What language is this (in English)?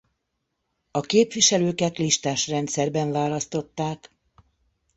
Hungarian